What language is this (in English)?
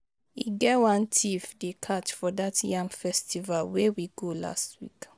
Nigerian Pidgin